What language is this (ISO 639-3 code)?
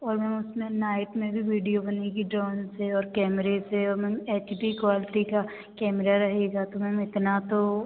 hin